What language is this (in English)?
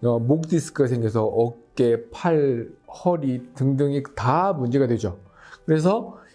Korean